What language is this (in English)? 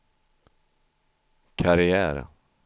Swedish